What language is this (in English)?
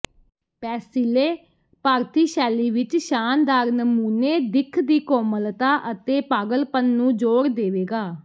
Punjabi